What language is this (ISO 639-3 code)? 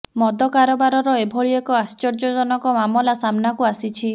ori